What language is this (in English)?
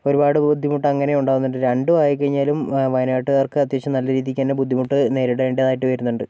Malayalam